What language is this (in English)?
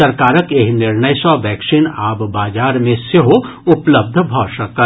Maithili